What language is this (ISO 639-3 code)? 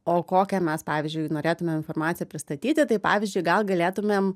lit